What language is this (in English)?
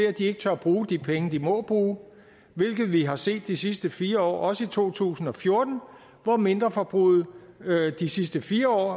Danish